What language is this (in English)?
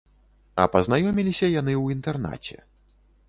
Belarusian